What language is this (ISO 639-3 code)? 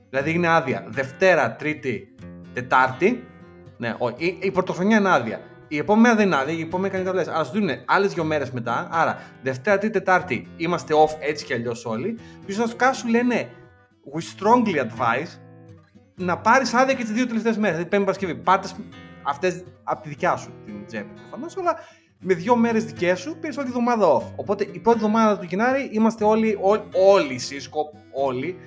ell